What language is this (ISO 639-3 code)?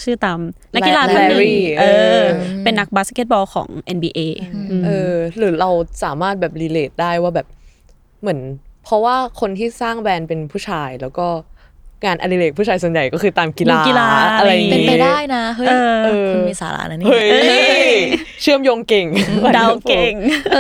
tha